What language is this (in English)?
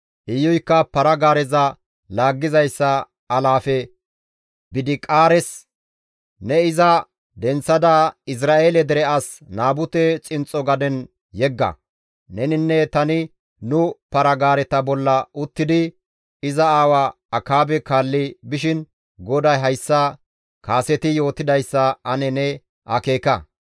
Gamo